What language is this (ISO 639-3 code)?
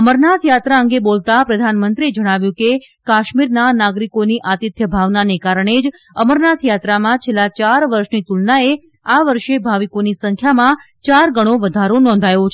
guj